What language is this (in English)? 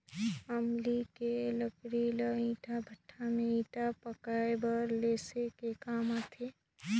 Chhattisgarhi